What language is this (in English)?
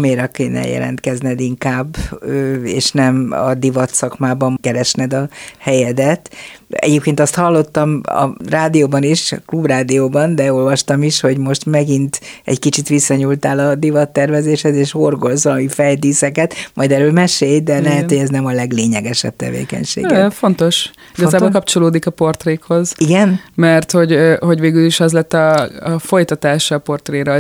Hungarian